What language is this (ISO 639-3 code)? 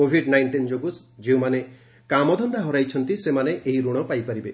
ori